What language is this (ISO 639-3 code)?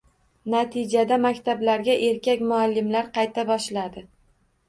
uzb